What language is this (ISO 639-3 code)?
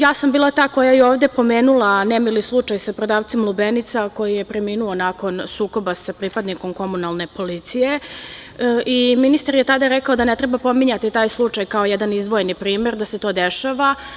srp